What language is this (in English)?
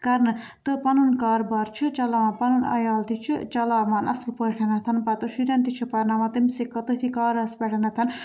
Kashmiri